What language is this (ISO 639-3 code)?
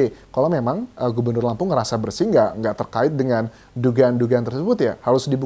ind